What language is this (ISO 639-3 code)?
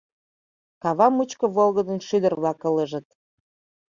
chm